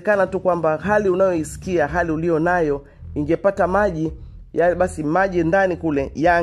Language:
Swahili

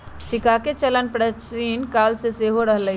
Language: Magahi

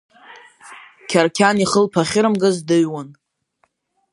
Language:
Abkhazian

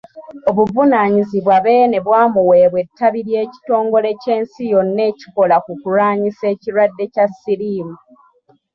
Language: Ganda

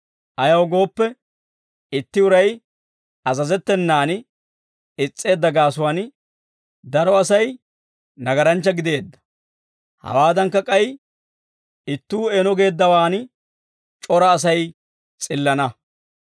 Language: Dawro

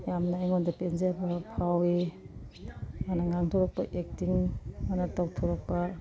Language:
Manipuri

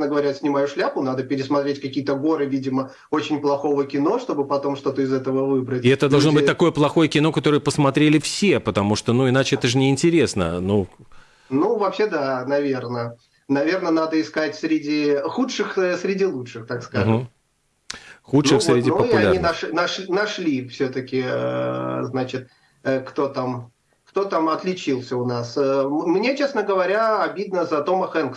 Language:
Russian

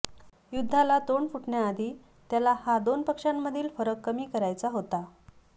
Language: Marathi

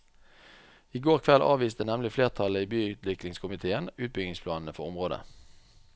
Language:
Norwegian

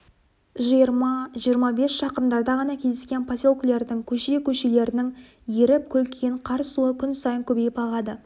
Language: Kazakh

